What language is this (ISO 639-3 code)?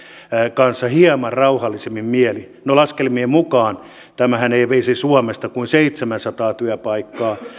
fin